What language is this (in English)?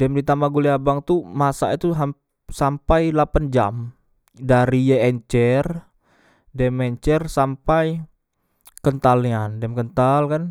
Musi